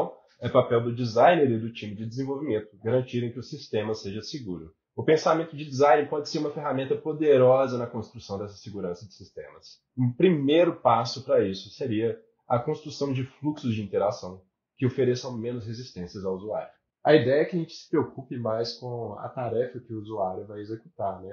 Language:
Portuguese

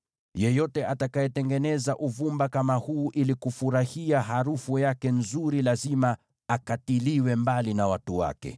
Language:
Swahili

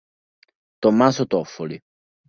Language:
Italian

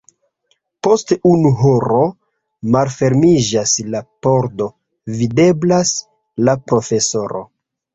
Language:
Esperanto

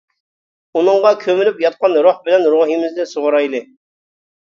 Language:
Uyghur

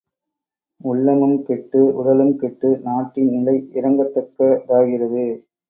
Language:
Tamil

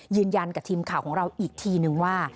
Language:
Thai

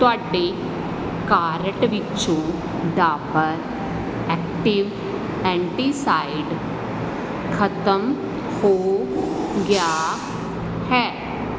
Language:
Punjabi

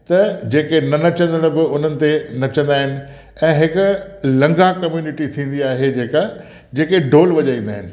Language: Sindhi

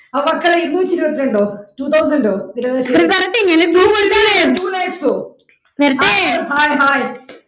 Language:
Malayalam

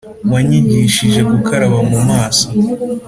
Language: Kinyarwanda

